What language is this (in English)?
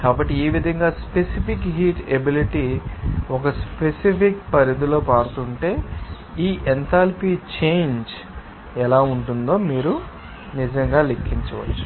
Telugu